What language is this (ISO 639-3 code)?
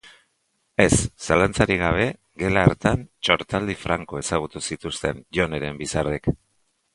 eus